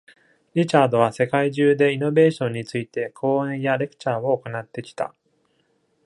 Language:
Japanese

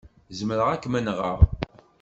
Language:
Kabyle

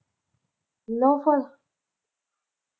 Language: Punjabi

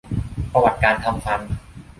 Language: Thai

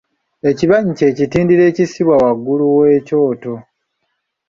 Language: Ganda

